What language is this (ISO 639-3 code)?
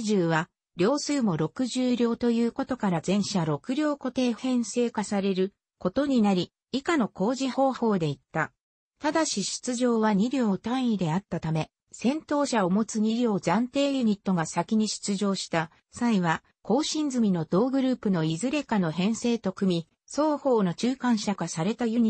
jpn